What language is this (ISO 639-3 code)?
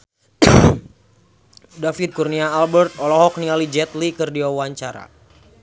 sun